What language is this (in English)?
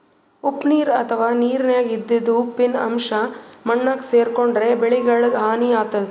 Kannada